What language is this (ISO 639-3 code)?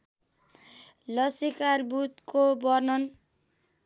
nep